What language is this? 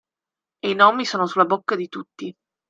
Italian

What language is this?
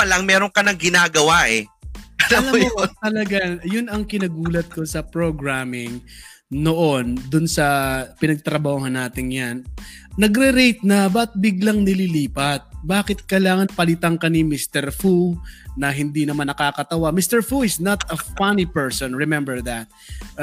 Filipino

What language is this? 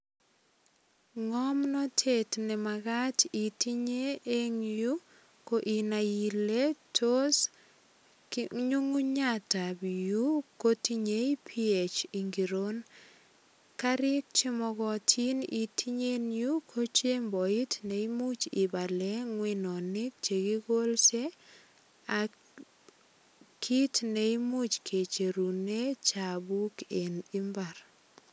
Kalenjin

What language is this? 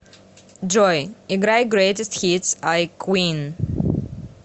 Russian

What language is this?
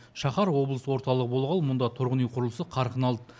Kazakh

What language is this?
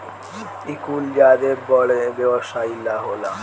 Bhojpuri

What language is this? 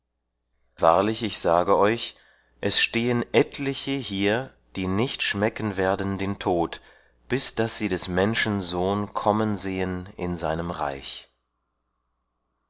German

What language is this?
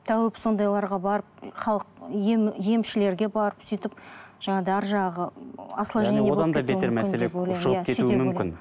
Kazakh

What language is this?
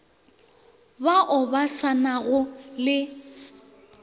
Northern Sotho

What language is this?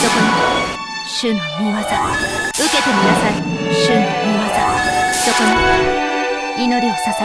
Japanese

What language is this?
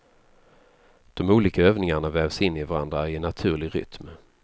Swedish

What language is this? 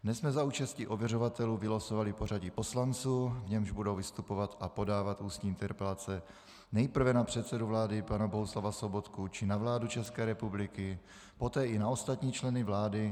Czech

